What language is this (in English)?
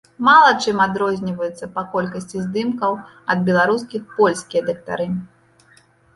Belarusian